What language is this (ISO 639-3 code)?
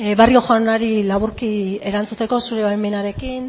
eus